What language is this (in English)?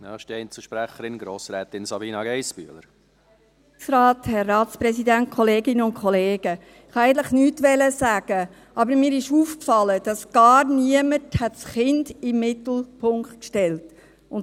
Swiss German